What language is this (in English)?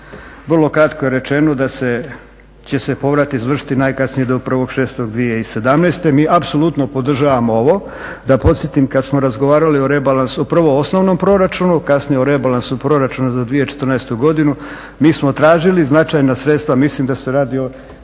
Croatian